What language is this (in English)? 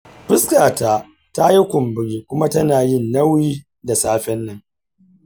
Hausa